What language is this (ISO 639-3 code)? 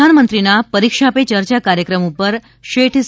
guj